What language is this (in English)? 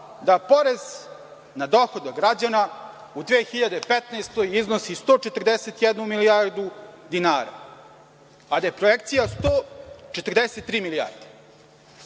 Serbian